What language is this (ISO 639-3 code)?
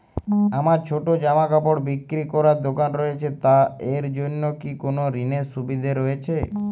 ben